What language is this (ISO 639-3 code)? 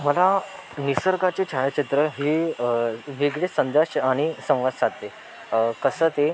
mar